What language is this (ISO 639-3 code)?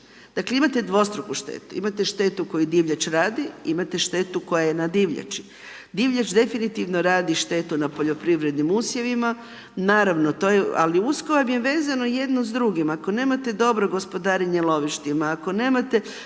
hrv